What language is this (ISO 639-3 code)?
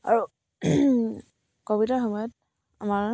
asm